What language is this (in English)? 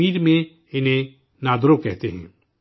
Urdu